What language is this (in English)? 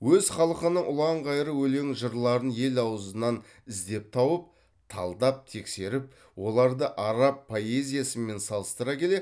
Kazakh